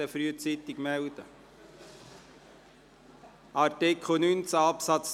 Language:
Swiss German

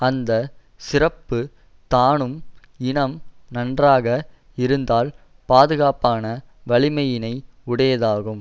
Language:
Tamil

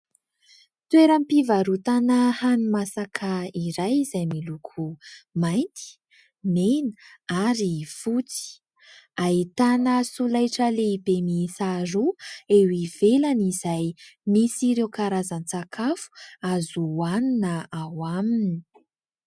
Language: Malagasy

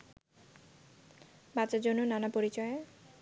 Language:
Bangla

